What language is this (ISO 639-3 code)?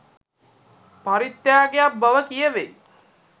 sin